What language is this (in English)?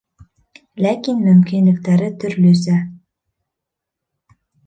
Bashkir